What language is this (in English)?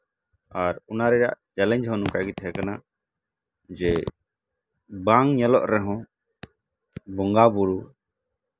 Santali